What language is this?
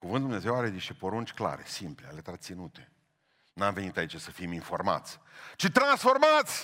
Romanian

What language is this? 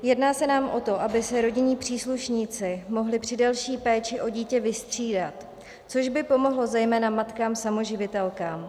Czech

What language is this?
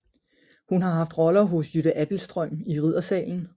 Danish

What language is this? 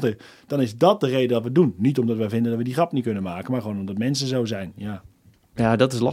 Dutch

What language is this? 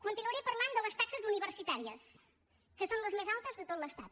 Catalan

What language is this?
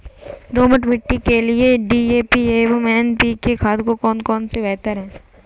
Hindi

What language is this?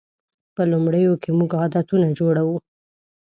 Pashto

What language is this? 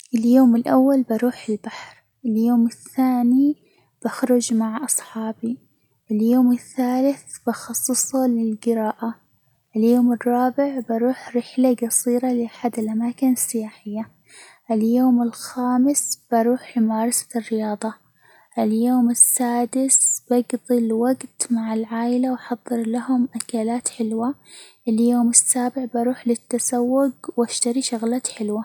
Hijazi Arabic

